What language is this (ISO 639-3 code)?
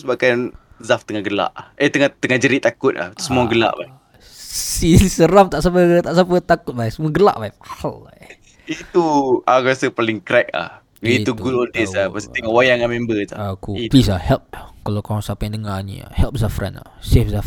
msa